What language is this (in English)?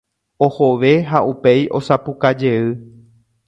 Guarani